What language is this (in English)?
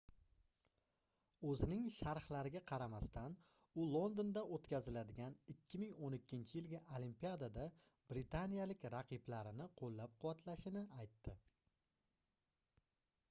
Uzbek